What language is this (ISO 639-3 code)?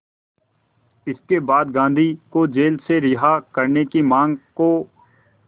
hin